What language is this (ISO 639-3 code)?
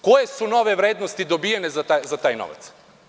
srp